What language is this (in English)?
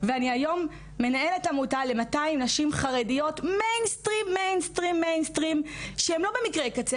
Hebrew